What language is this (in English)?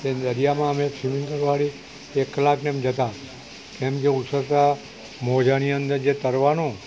Gujarati